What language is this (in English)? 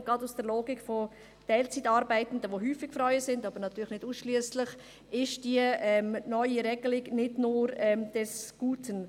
Swiss German